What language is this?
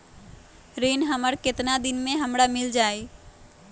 Magahi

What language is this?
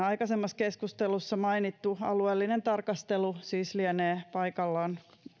Finnish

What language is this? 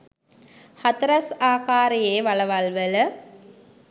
Sinhala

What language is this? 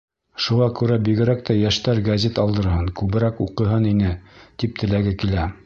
Bashkir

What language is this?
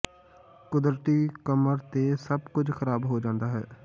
Punjabi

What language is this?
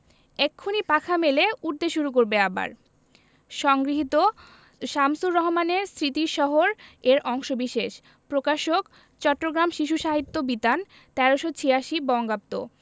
Bangla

